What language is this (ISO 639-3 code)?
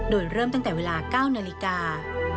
tha